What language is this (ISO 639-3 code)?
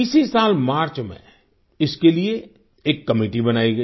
hin